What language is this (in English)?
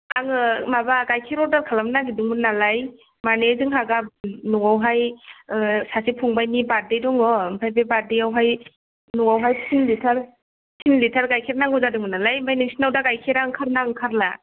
Bodo